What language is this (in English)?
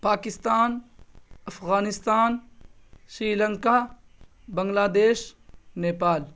Urdu